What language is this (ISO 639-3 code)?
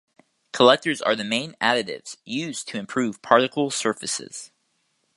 eng